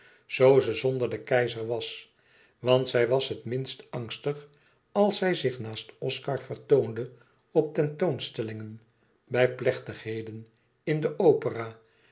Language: Dutch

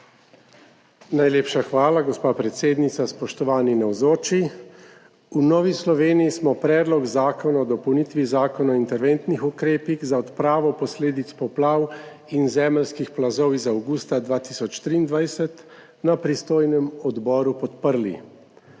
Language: Slovenian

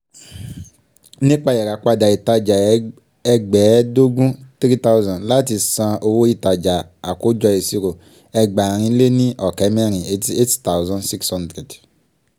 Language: Yoruba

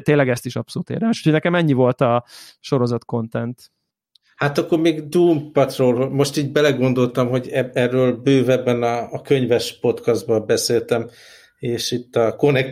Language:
Hungarian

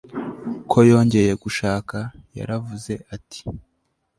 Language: Kinyarwanda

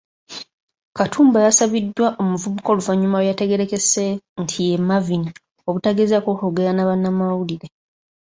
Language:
Ganda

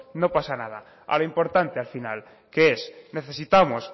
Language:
Spanish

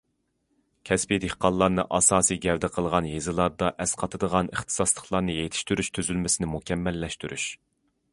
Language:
Uyghur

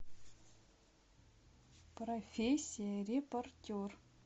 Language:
Russian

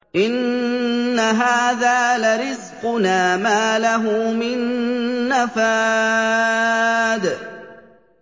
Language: Arabic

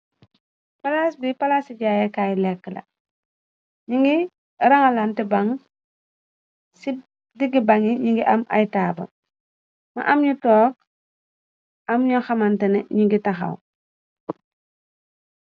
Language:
Wolof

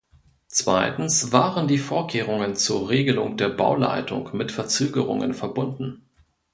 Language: German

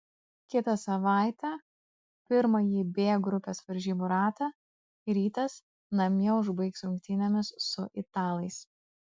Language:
Lithuanian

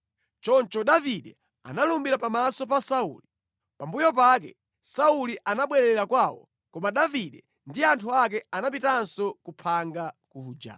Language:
Nyanja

